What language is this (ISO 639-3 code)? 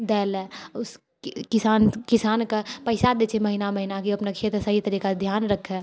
mai